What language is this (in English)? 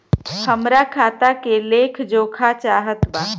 Bhojpuri